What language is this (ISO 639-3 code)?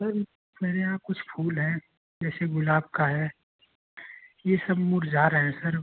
hin